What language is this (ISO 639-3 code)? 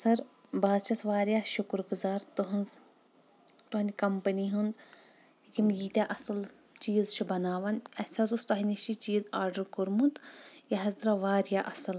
kas